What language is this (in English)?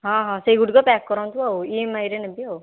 Odia